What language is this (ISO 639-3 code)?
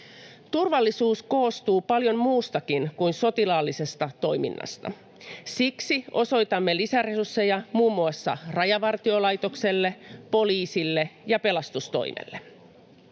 fin